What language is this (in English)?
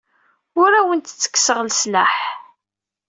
Kabyle